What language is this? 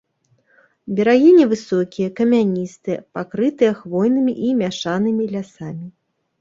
Belarusian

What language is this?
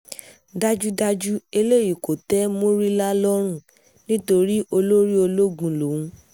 Yoruba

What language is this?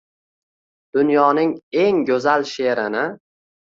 Uzbek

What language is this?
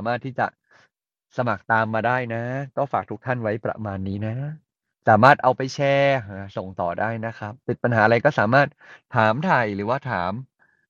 Thai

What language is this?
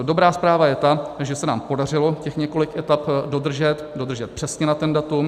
Czech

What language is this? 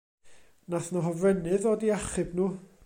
Welsh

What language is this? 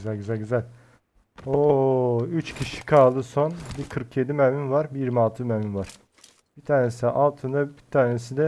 Turkish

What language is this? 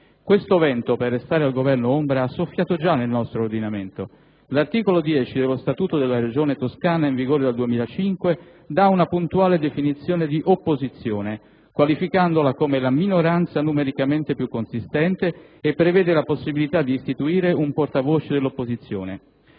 Italian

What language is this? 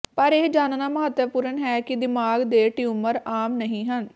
Punjabi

